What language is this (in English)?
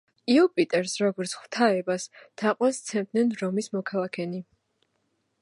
Georgian